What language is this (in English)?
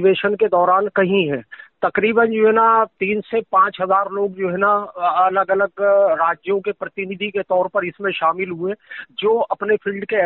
Hindi